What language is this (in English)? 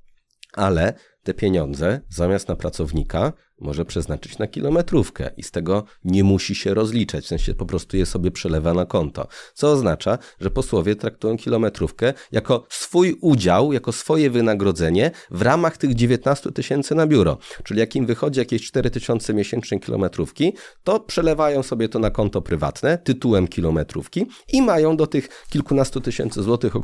Polish